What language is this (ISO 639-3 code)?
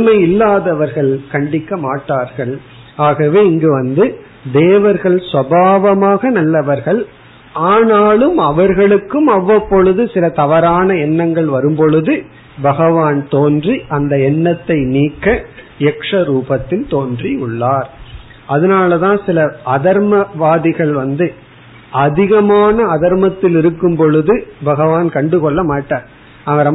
tam